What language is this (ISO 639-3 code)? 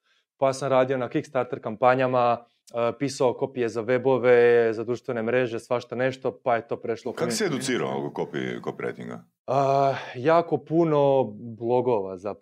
hrv